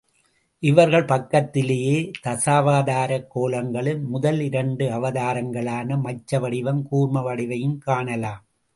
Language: Tamil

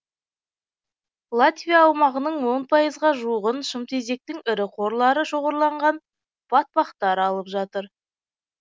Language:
Kazakh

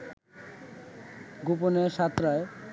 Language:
Bangla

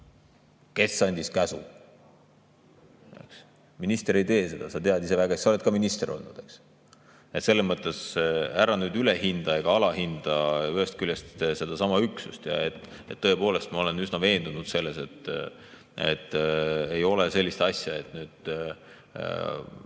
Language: Estonian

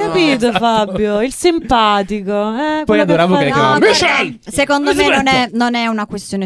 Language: Italian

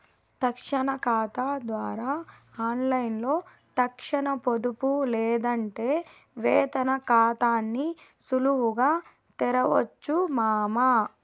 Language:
Telugu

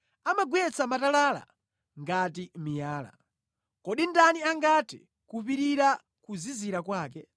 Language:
Nyanja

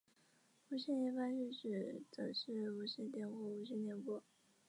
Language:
Chinese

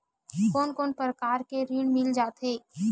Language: Chhattisgarhi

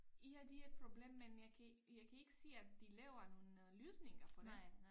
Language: Danish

